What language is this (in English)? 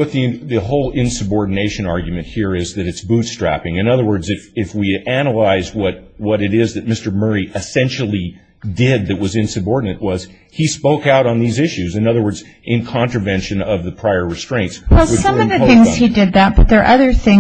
English